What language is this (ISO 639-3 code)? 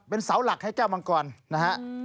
tha